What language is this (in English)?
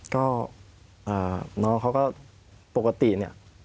Thai